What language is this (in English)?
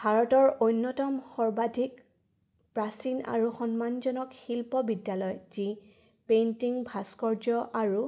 Assamese